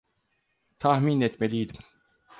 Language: Turkish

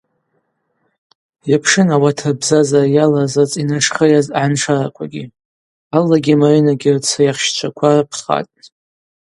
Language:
Abaza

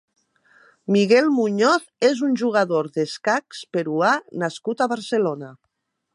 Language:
Catalan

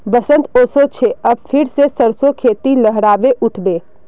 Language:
Magahi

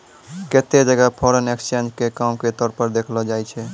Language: Maithili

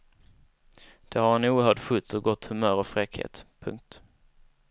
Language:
Swedish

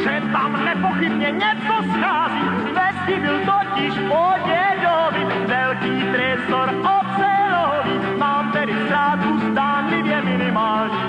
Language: Romanian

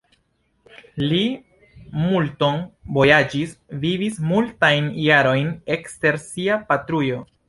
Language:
Esperanto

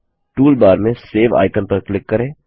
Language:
Hindi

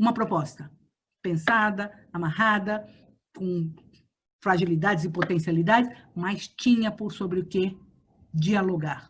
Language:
Portuguese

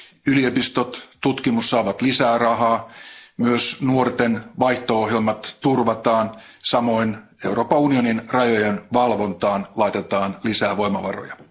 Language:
Finnish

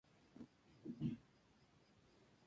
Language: Spanish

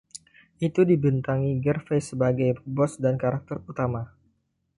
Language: Indonesian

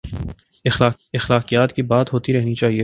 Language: Urdu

